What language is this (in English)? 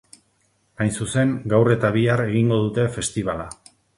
Basque